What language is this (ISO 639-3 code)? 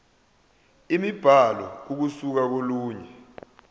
zul